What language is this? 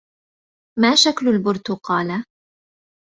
Arabic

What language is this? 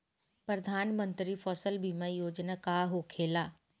Bhojpuri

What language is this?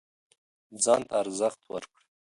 Pashto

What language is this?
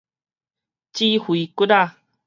Min Nan Chinese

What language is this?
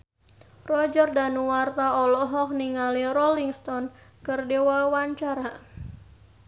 Sundanese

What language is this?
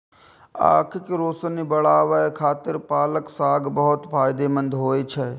Maithili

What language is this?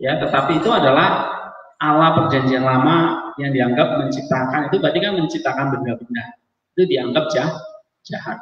Indonesian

